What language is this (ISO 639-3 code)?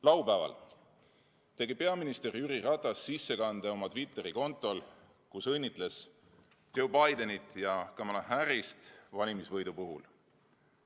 est